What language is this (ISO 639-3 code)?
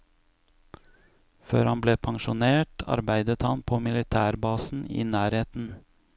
nor